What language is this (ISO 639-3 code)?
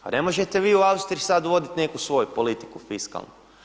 hrv